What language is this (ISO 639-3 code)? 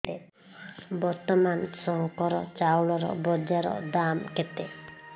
ori